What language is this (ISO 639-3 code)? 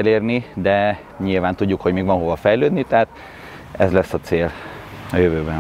hun